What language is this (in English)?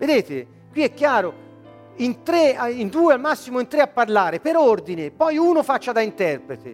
Italian